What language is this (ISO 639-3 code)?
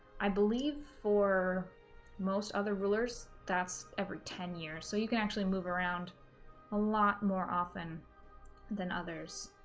eng